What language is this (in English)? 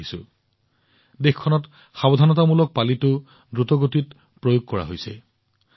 Assamese